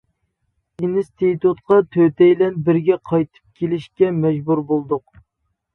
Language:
Uyghur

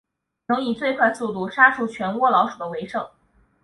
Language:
Chinese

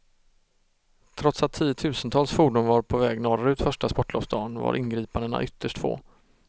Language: Swedish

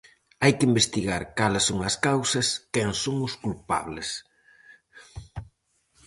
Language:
Galician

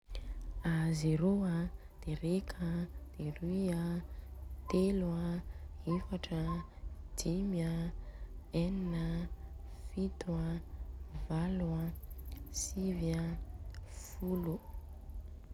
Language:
Southern Betsimisaraka Malagasy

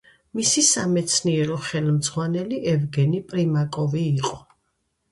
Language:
Georgian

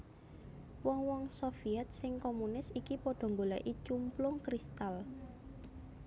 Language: Javanese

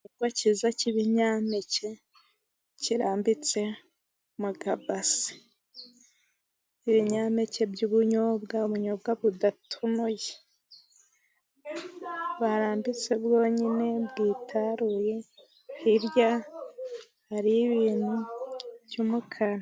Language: Kinyarwanda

